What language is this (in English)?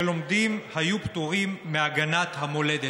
Hebrew